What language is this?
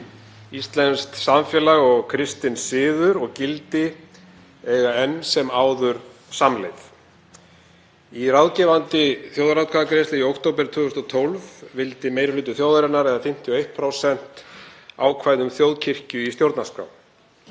Icelandic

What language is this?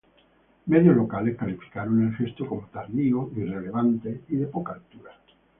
Spanish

